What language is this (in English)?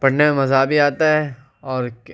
Urdu